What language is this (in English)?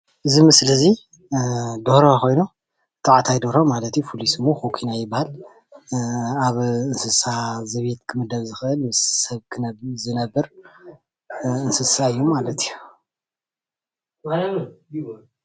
Tigrinya